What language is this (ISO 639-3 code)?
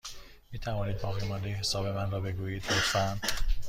fas